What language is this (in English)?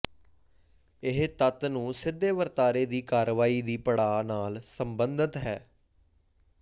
Punjabi